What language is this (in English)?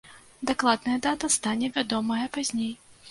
Belarusian